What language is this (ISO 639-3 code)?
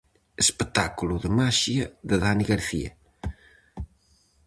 glg